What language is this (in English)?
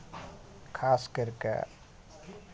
Maithili